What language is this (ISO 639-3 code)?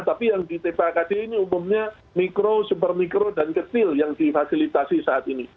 ind